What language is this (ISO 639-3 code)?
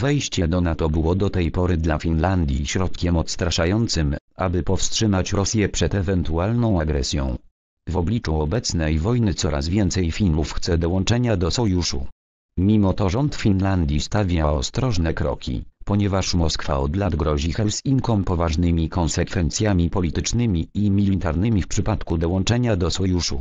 pol